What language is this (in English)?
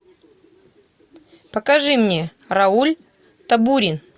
Russian